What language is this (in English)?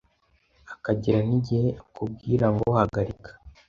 Kinyarwanda